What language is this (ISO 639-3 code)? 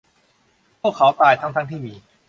tha